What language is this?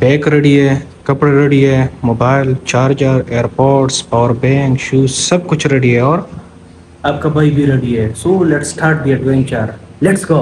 Hindi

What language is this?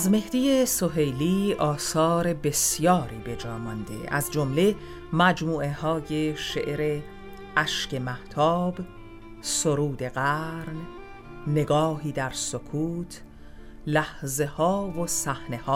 Persian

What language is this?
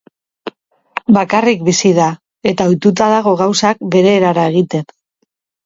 Basque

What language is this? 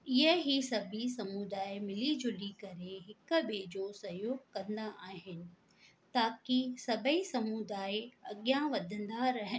Sindhi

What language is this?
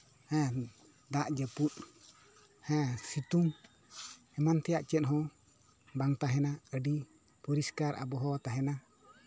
Santali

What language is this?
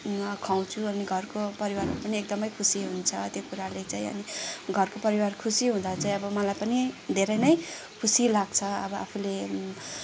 Nepali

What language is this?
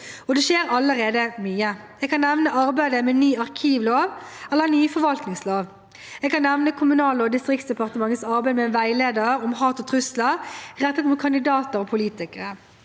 Norwegian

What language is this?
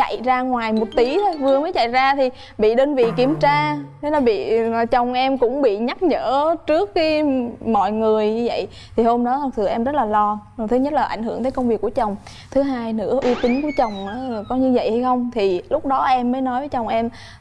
Vietnamese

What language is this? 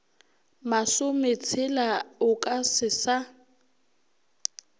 Northern Sotho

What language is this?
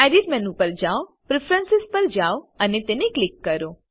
Gujarati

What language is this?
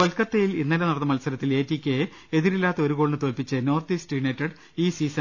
Malayalam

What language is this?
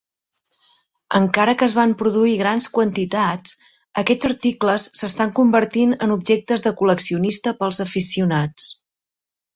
Catalan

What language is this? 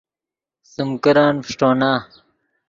Yidgha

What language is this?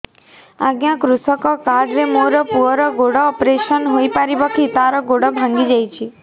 Odia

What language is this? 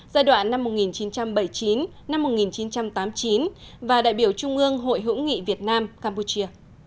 Vietnamese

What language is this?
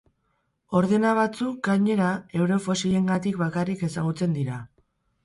Basque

